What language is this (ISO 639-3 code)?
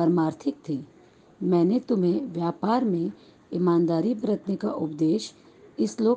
hin